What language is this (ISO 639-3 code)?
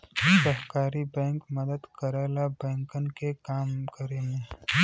bho